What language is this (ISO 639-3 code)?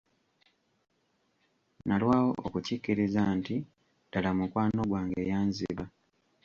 lug